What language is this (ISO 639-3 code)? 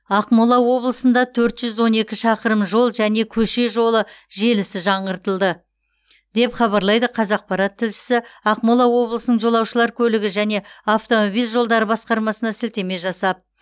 kaz